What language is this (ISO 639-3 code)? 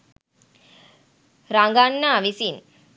sin